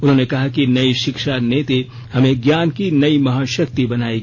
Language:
Hindi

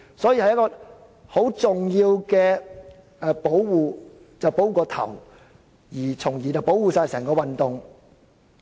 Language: Cantonese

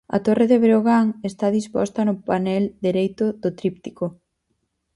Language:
Galician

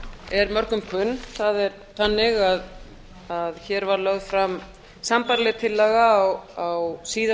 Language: Icelandic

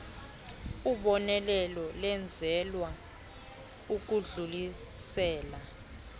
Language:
Xhosa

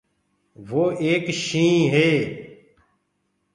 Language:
Gurgula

